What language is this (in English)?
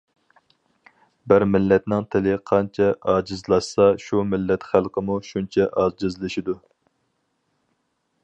Uyghur